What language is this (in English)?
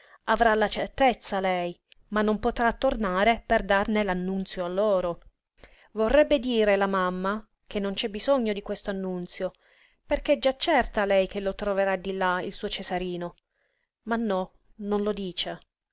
Italian